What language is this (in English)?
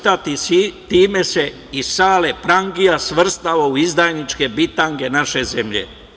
Serbian